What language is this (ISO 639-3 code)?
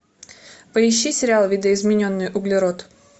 rus